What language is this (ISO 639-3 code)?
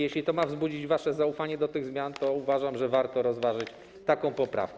pol